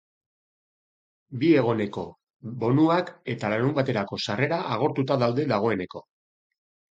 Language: Basque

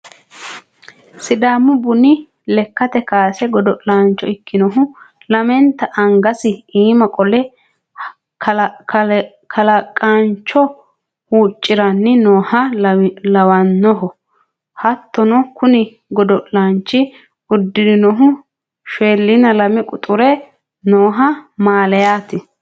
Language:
Sidamo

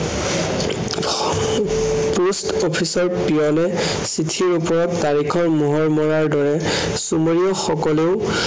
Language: Assamese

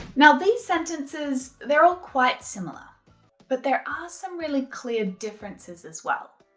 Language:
English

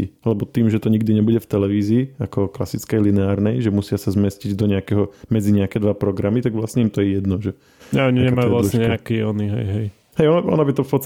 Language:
Slovak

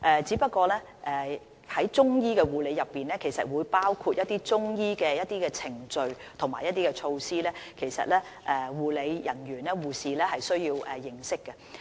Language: Cantonese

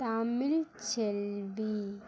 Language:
Tamil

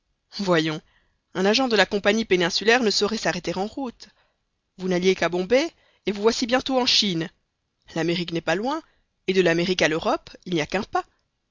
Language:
French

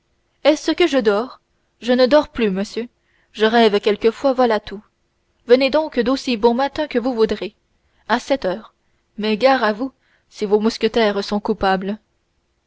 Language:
French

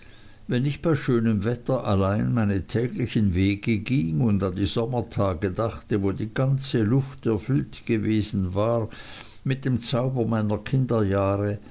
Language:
German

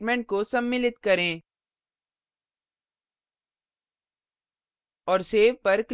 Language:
Hindi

